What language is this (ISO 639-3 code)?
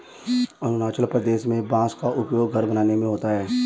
hin